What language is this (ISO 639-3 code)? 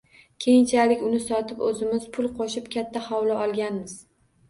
uzb